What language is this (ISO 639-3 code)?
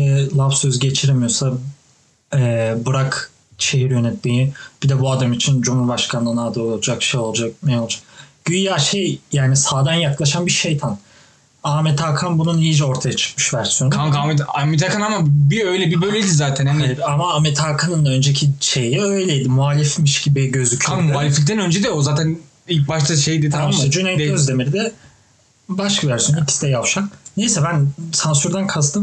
tur